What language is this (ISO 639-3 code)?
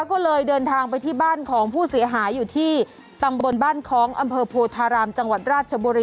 tha